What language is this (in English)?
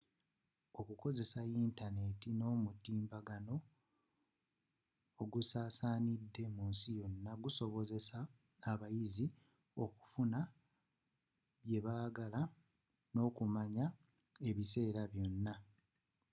Ganda